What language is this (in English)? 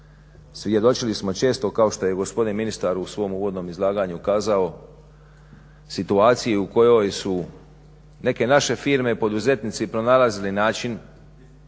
Croatian